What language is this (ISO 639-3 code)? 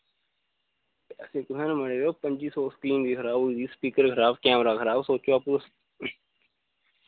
doi